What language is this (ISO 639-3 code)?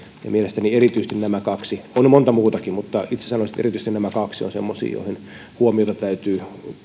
fin